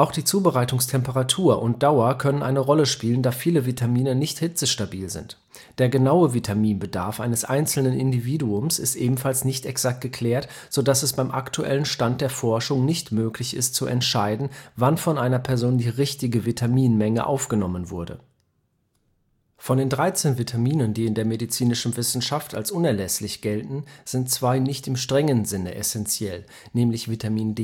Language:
German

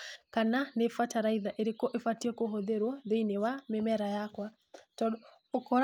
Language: Kikuyu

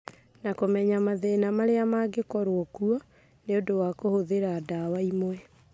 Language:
Kikuyu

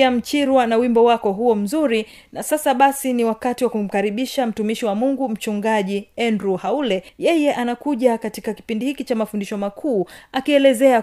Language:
Swahili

